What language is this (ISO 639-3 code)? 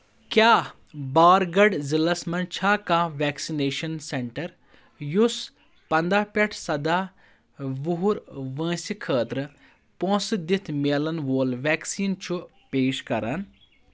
kas